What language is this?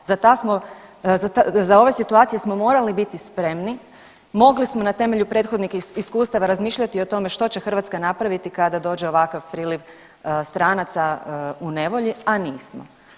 Croatian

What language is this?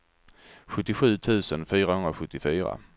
Swedish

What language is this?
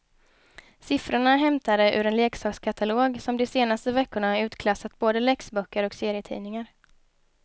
Swedish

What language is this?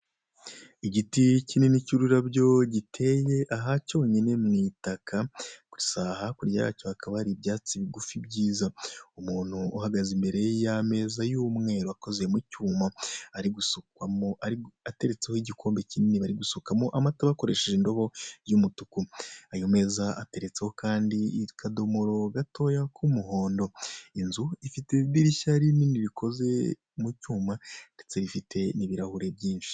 Kinyarwanda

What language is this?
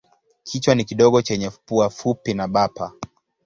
Swahili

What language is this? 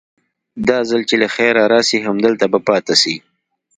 Pashto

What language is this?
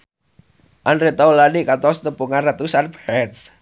Sundanese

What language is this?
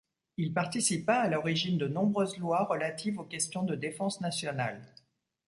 French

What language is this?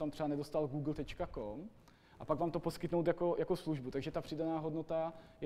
Czech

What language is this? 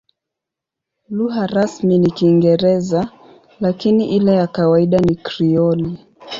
Swahili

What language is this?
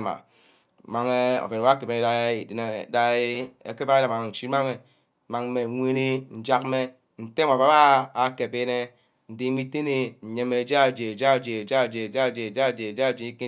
Ubaghara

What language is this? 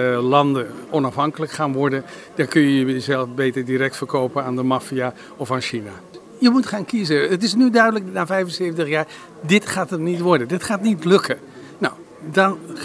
Dutch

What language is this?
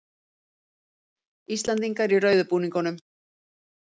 Icelandic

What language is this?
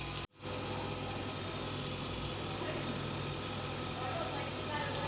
Maithili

